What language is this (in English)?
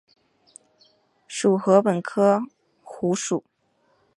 Chinese